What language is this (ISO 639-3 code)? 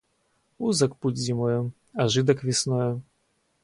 rus